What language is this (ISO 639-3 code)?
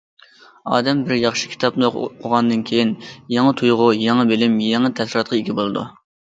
uig